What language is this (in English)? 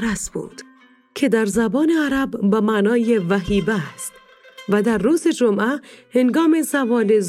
Persian